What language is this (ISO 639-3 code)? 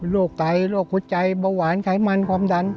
tha